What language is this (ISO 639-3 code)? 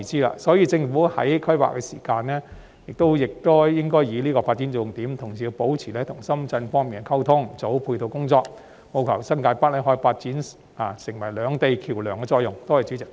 yue